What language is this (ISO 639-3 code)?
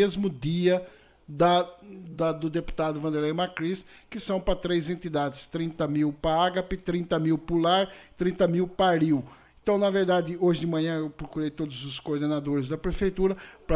por